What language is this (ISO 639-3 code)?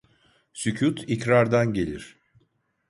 tur